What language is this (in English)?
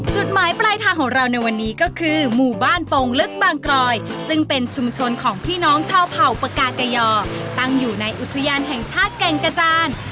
Thai